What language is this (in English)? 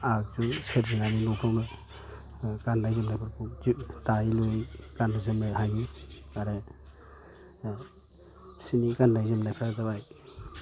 Bodo